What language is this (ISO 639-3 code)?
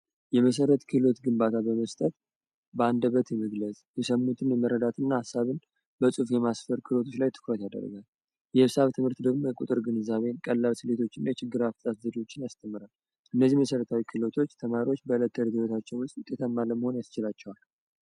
amh